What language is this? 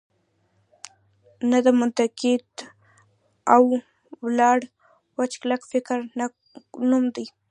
Pashto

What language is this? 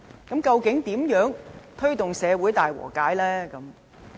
Cantonese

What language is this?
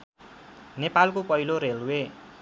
Nepali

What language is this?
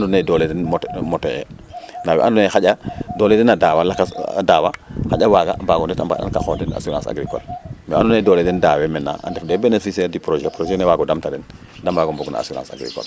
Serer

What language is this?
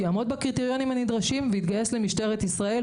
Hebrew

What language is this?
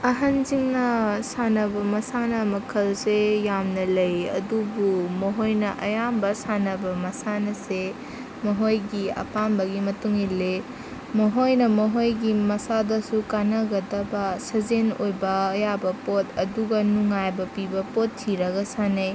Manipuri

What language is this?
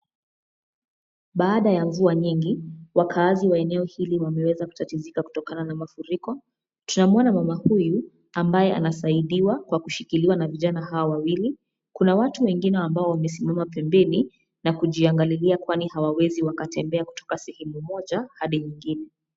Swahili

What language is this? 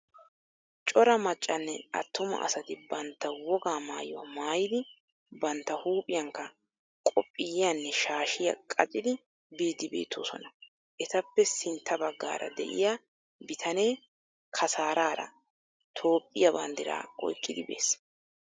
Wolaytta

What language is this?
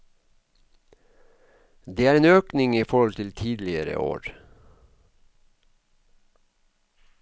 Norwegian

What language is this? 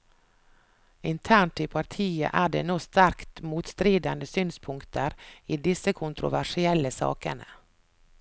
Norwegian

